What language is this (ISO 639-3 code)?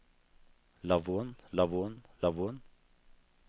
nor